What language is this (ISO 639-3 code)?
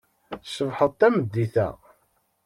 kab